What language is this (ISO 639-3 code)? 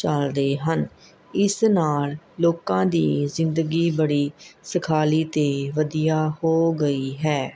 pan